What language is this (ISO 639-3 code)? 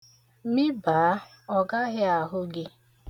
ibo